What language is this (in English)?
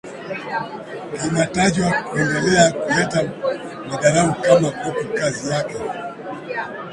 Swahili